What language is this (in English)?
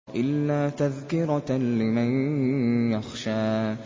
Arabic